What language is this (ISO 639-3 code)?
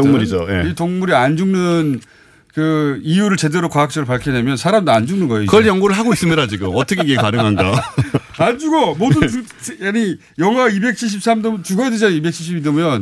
kor